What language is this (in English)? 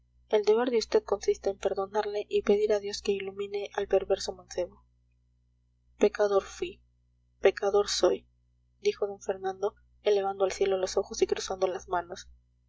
Spanish